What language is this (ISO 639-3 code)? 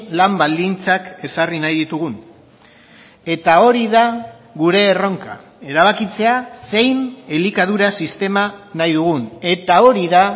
eus